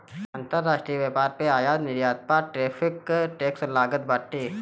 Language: Bhojpuri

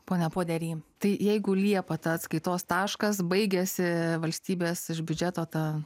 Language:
Lithuanian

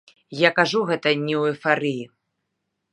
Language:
Belarusian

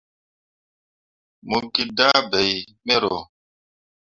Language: Mundang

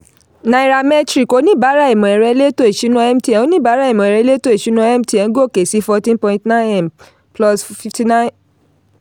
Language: Yoruba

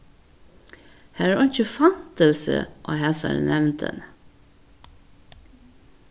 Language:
Faroese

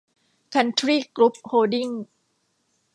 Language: Thai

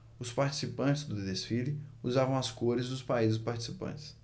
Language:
Portuguese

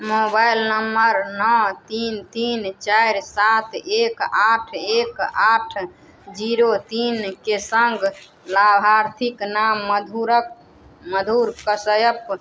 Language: Maithili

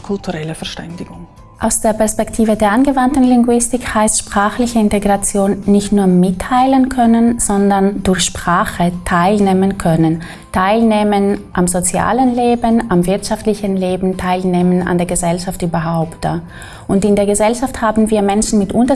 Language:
German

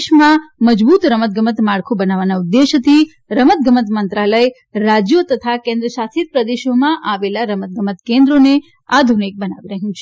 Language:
Gujarati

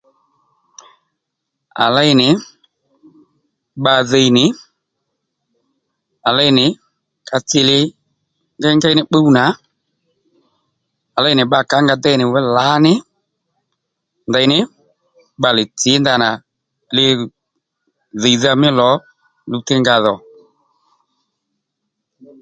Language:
Lendu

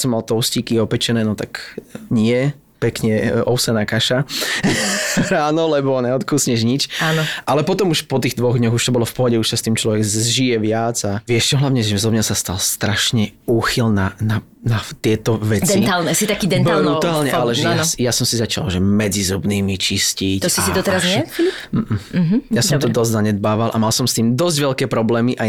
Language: Slovak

